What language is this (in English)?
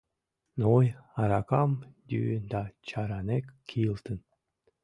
Mari